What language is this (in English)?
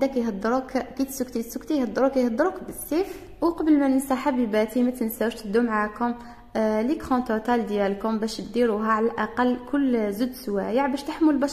Arabic